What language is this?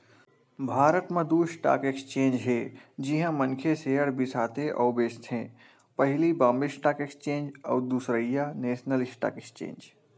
Chhattisgarhi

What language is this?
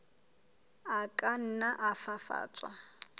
Southern Sotho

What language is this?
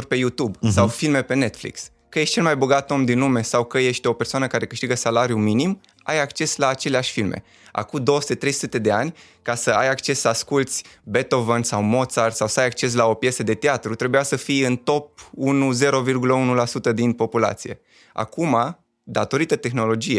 Romanian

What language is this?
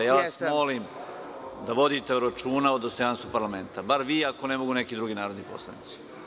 Serbian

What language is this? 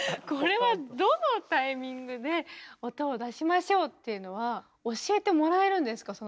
Japanese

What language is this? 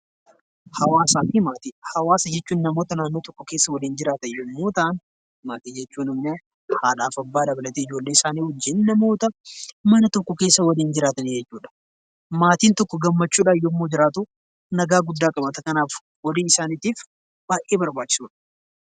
Oromo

